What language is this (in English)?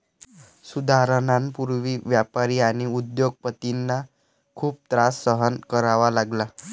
Marathi